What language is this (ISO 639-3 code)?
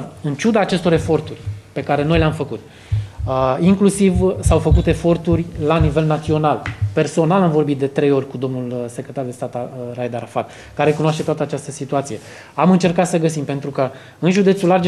ron